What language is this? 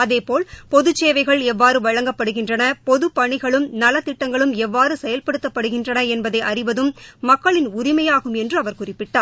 Tamil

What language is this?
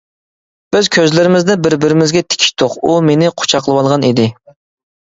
Uyghur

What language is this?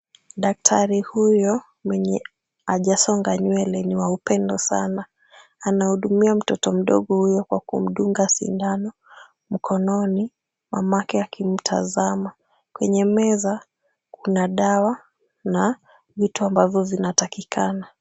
Swahili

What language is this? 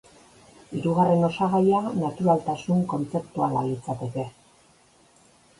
Basque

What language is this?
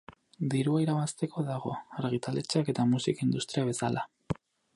Basque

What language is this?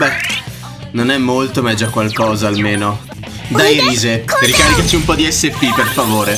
Italian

